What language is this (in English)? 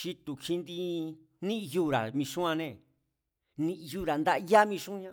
Mazatlán Mazatec